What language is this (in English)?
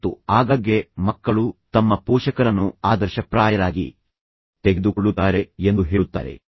Kannada